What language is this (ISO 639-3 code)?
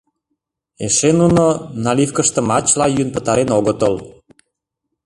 chm